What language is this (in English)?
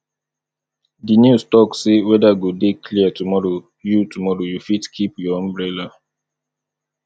Nigerian Pidgin